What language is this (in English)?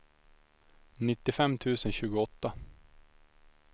Swedish